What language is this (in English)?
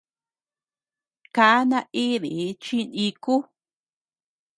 Tepeuxila Cuicatec